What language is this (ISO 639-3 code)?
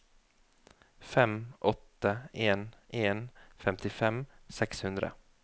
nor